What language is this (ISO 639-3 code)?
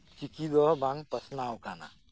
sat